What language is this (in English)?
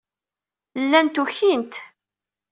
Kabyle